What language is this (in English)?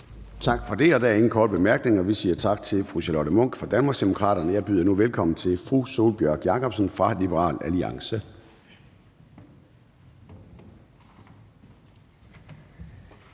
Danish